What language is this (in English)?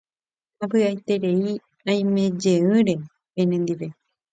Guarani